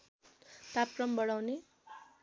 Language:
Nepali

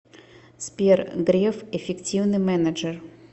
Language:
Russian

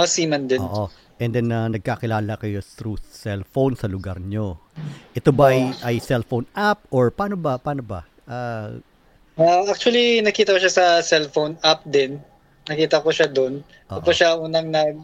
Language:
Filipino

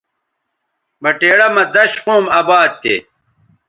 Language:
Bateri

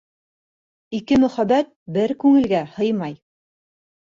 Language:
Bashkir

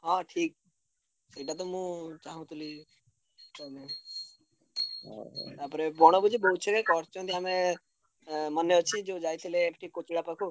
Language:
Odia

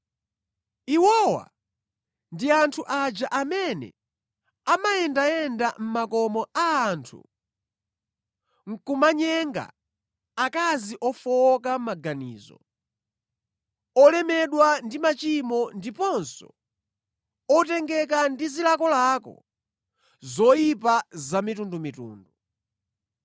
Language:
Nyanja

